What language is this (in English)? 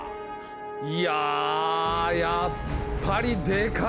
Japanese